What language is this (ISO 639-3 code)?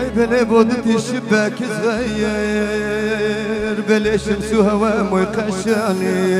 ara